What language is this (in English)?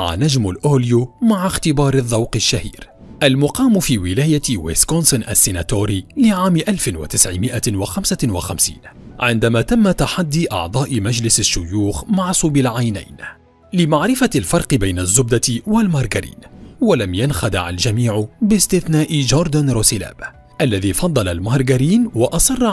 Arabic